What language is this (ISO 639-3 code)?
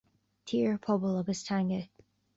gle